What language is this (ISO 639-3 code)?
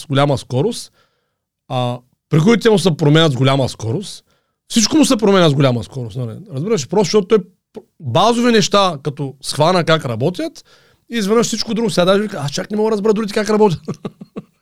bul